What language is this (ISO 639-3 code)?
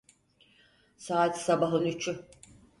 tur